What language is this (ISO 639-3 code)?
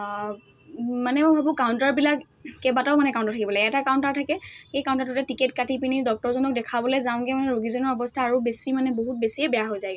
asm